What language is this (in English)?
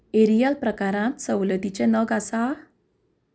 Konkani